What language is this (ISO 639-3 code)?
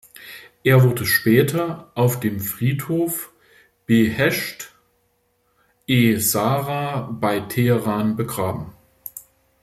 deu